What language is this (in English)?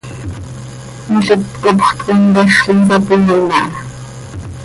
Seri